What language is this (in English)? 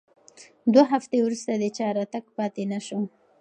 Pashto